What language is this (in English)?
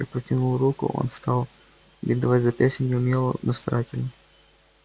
Russian